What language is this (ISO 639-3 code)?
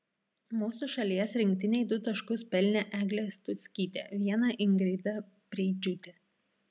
lit